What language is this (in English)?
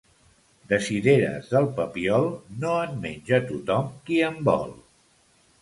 Catalan